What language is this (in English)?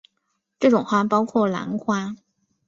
Chinese